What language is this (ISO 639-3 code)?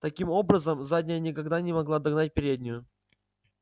rus